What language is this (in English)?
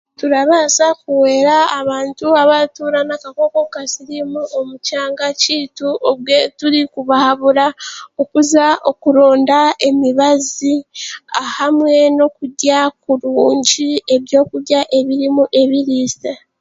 Chiga